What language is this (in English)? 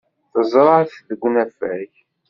Kabyle